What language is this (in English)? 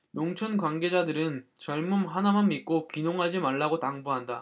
Korean